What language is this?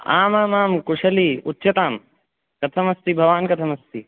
Sanskrit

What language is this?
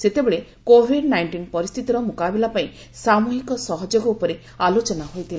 Odia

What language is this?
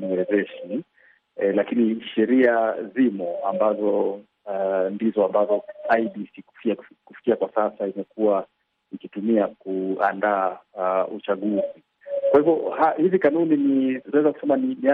Swahili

